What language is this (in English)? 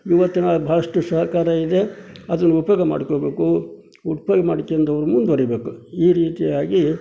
Kannada